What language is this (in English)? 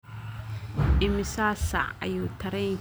Somali